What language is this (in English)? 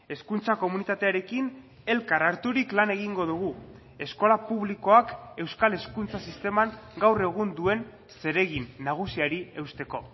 Basque